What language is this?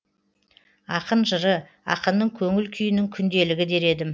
Kazakh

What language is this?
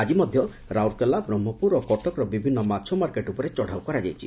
Odia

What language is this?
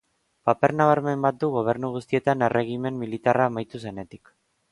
Basque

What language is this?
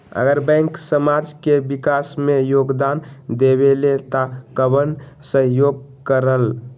Magahi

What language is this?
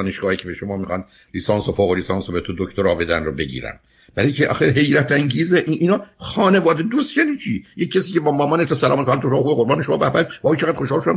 Persian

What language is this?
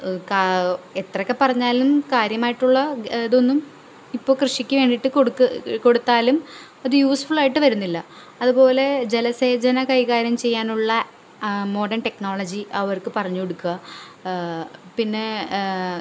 Malayalam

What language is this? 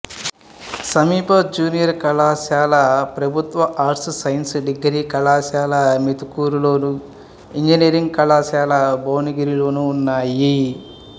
Telugu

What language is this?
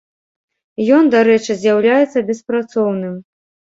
Belarusian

